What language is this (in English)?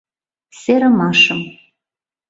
Mari